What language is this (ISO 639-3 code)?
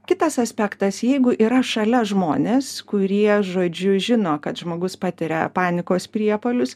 lit